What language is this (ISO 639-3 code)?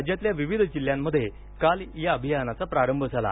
mar